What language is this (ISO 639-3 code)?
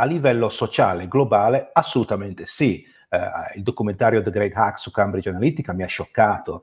ita